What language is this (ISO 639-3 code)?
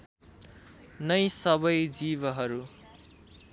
nep